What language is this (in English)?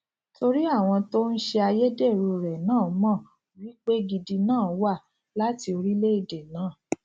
Yoruba